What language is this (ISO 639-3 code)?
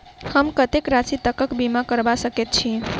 mai